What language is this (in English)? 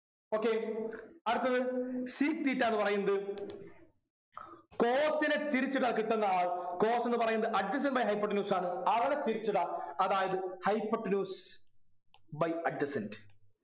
Malayalam